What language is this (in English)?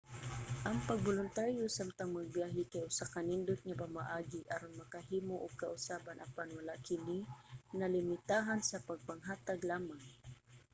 Cebuano